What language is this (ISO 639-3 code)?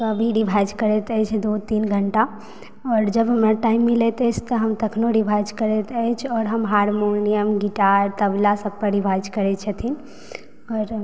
mai